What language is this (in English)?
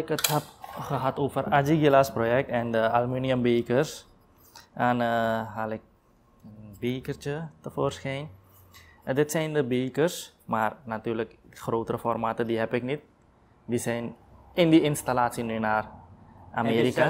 Dutch